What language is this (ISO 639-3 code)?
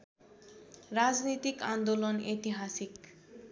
nep